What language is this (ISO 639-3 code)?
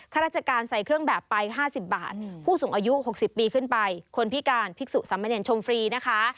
tha